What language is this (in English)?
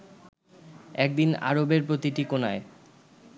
Bangla